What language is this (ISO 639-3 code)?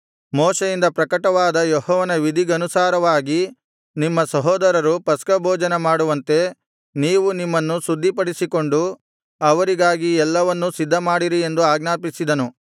kan